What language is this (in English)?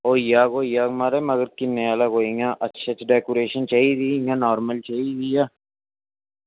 Dogri